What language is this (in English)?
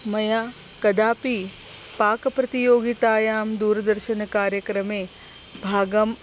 Sanskrit